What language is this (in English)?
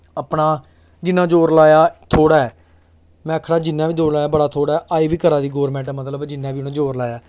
Dogri